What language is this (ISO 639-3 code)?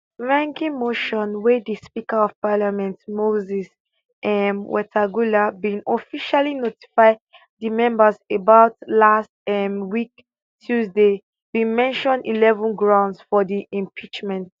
pcm